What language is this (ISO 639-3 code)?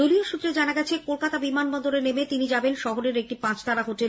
ben